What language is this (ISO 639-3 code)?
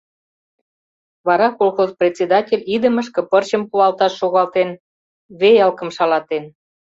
chm